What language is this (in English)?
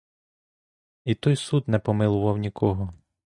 Ukrainian